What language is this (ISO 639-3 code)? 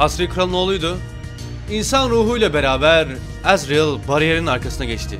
tur